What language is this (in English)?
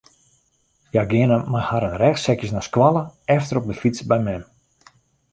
Western Frisian